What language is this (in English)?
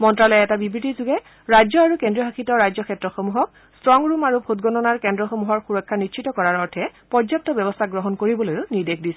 Assamese